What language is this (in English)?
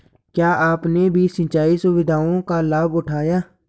Hindi